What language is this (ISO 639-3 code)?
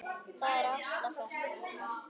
isl